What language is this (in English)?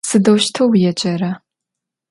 Adyghe